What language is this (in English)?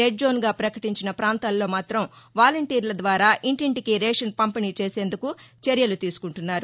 Telugu